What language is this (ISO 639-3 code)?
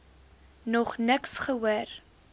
afr